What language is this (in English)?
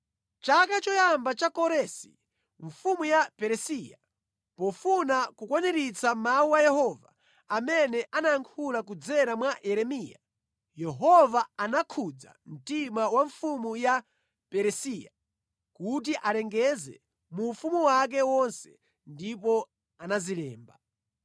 Nyanja